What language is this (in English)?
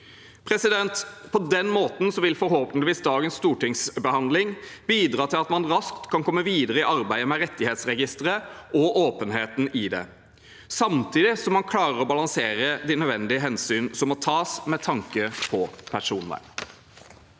Norwegian